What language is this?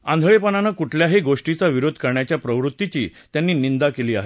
Marathi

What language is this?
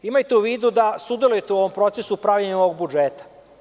Serbian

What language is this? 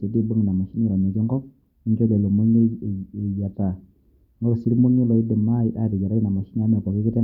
Masai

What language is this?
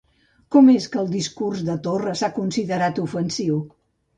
Catalan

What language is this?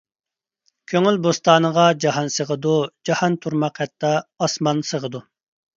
Uyghur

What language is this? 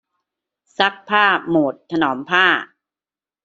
Thai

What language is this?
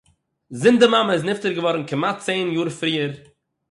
Yiddish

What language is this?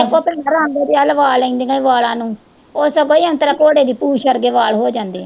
Punjabi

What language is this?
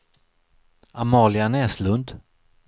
Swedish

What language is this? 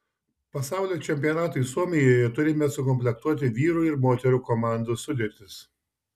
Lithuanian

